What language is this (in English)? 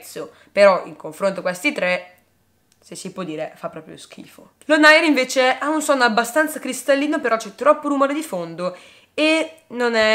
Italian